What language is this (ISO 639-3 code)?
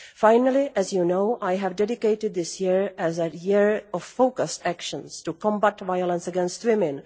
eng